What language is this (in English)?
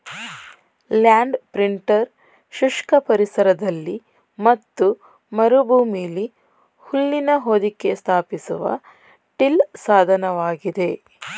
Kannada